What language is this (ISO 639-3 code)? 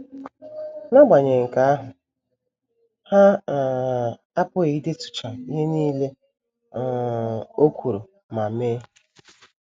ibo